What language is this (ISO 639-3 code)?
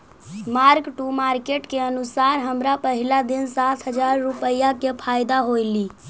mag